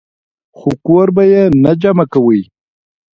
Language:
Pashto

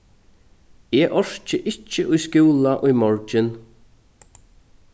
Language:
Faroese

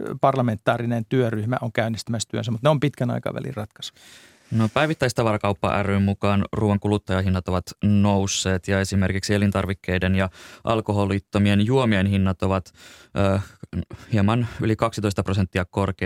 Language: Finnish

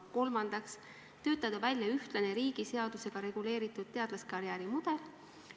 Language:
Estonian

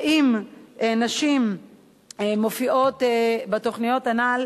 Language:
Hebrew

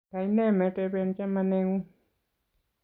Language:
Kalenjin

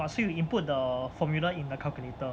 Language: English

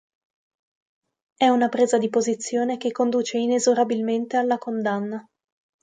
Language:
Italian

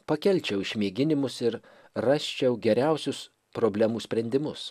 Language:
Lithuanian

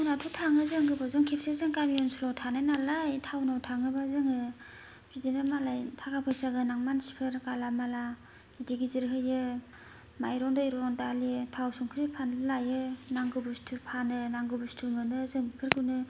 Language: Bodo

